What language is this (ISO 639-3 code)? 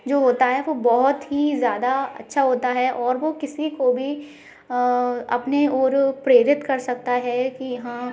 hin